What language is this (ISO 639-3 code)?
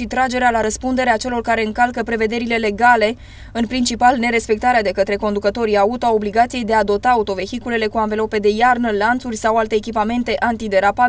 ron